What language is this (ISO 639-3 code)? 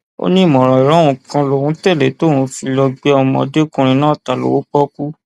yor